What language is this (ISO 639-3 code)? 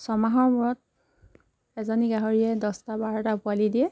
asm